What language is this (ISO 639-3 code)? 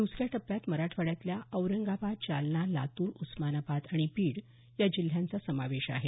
mar